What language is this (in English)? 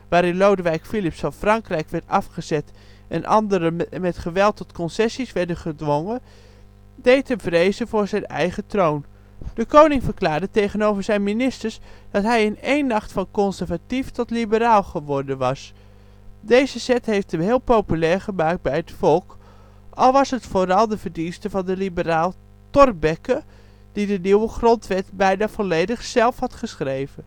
Dutch